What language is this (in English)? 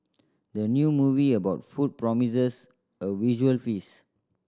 English